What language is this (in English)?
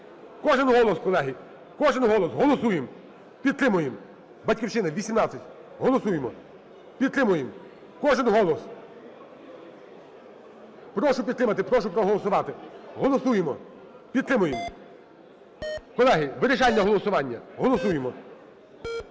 Ukrainian